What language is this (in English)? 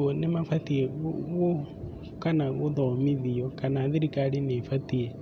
Kikuyu